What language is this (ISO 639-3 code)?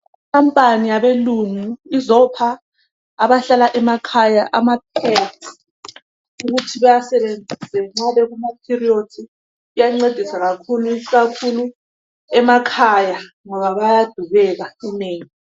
nde